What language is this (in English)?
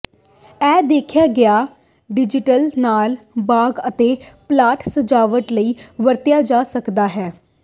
Punjabi